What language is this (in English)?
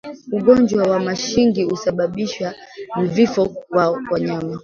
Swahili